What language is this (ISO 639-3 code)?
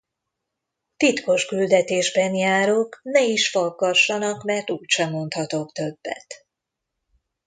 hun